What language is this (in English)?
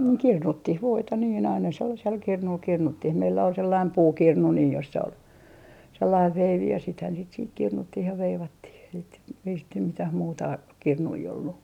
Finnish